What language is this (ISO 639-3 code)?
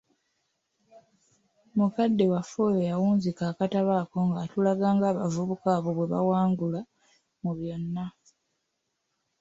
lug